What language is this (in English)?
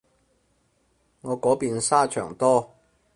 Cantonese